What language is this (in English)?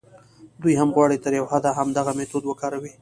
Pashto